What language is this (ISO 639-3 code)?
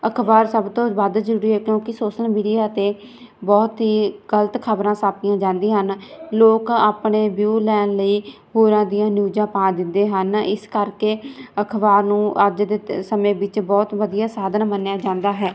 pan